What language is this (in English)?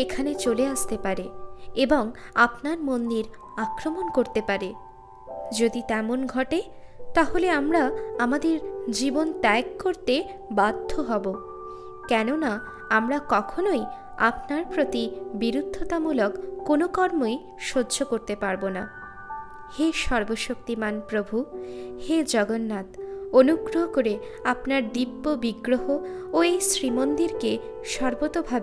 Bangla